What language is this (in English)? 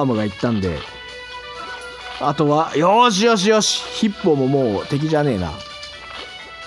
Japanese